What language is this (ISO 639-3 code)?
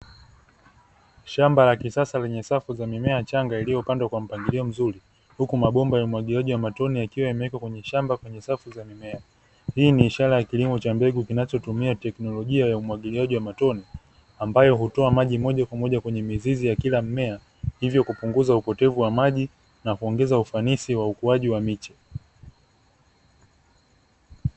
swa